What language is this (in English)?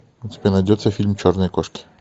Russian